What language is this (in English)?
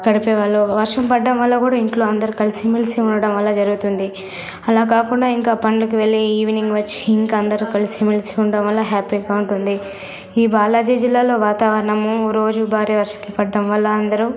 Telugu